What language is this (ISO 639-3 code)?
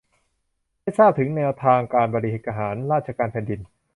tha